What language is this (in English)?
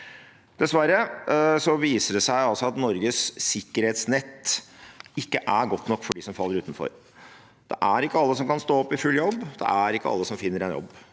Norwegian